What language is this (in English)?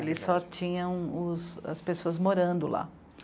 Portuguese